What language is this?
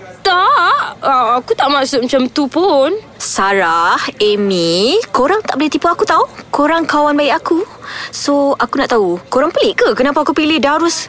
Malay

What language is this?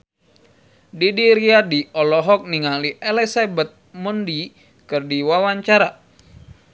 Sundanese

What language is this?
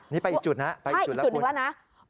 Thai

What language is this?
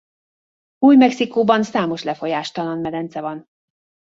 Hungarian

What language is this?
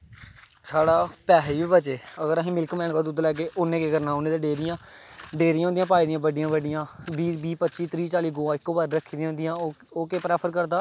Dogri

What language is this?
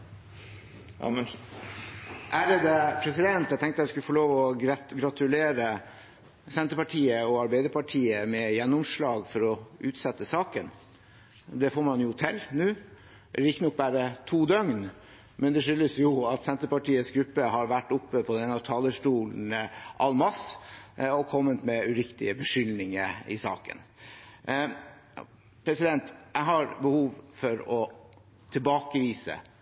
Norwegian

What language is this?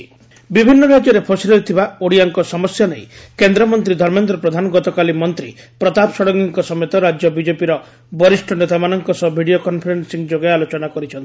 Odia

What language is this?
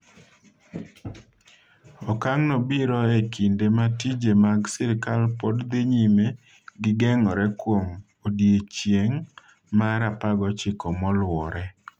Luo (Kenya and Tanzania)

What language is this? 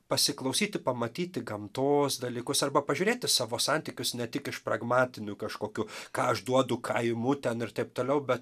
Lithuanian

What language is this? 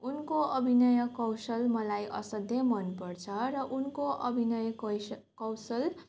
Nepali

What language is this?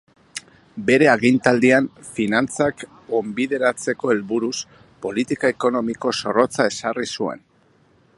Basque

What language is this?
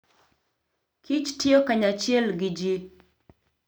Luo (Kenya and Tanzania)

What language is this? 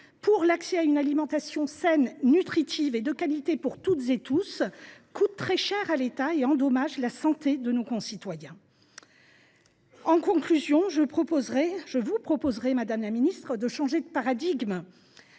French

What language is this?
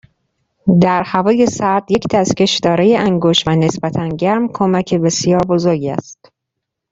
Persian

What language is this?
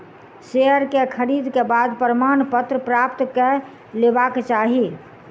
Maithili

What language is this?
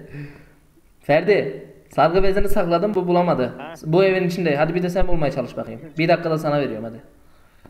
Turkish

